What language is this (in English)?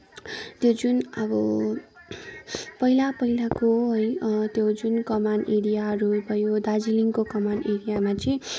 Nepali